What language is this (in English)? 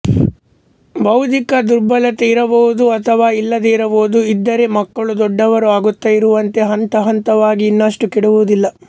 Kannada